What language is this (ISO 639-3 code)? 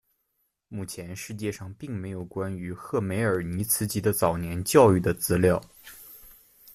zho